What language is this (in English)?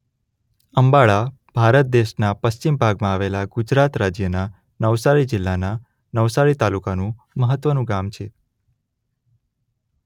Gujarati